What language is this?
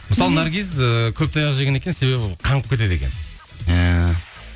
Kazakh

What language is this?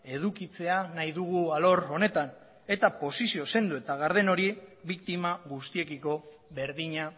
Basque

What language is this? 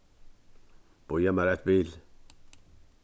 Faroese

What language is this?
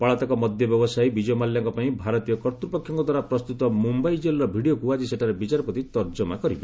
Odia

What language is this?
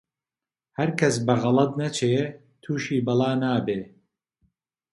Central Kurdish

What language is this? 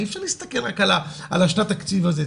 Hebrew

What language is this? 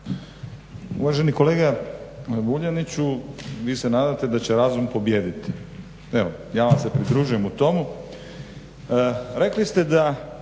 Croatian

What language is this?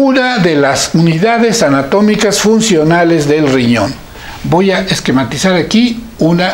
Spanish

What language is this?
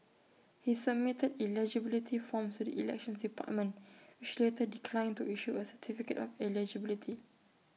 English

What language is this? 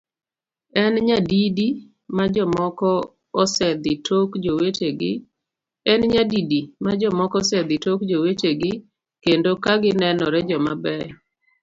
Luo (Kenya and Tanzania)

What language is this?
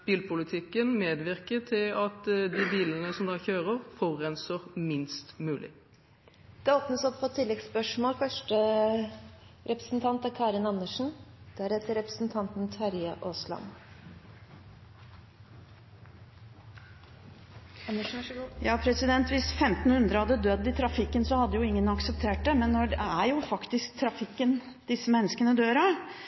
Norwegian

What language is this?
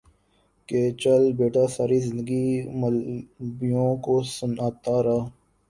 Urdu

